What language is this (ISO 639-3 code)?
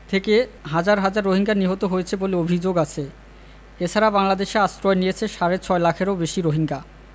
ben